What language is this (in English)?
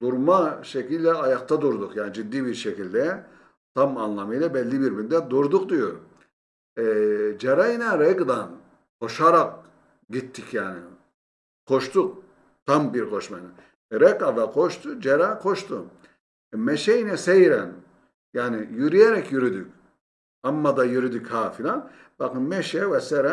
Turkish